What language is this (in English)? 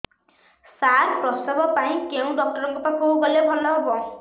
Odia